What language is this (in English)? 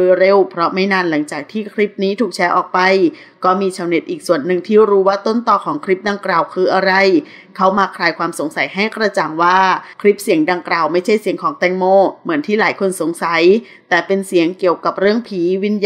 Thai